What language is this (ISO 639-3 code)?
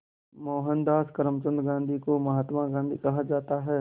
hin